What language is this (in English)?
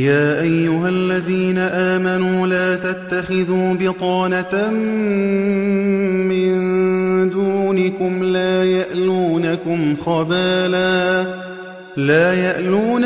Arabic